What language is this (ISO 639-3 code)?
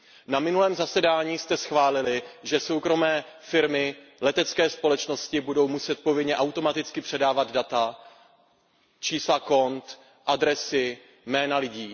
ces